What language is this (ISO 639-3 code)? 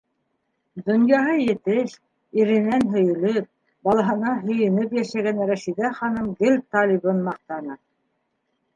bak